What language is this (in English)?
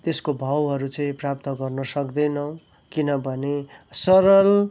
Nepali